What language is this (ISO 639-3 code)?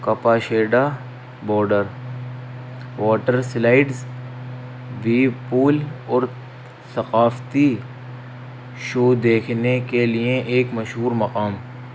urd